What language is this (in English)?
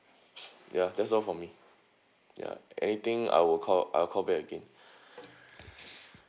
English